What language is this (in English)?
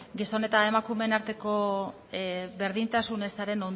Basque